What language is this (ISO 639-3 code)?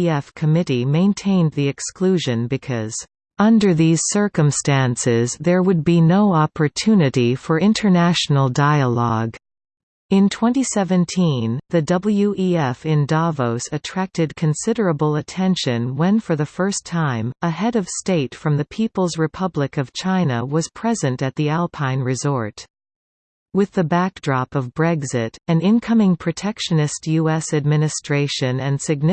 eng